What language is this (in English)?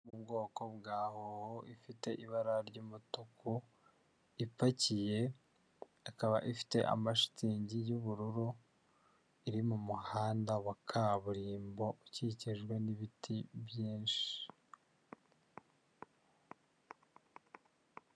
Kinyarwanda